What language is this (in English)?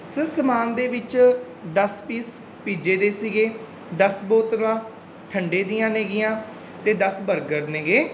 Punjabi